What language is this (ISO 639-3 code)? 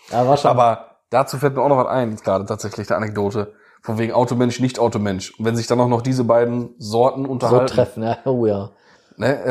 deu